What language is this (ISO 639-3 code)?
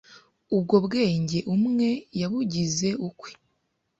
kin